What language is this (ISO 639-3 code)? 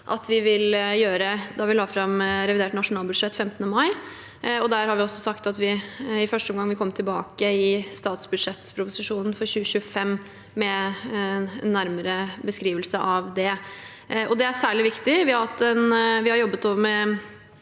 nor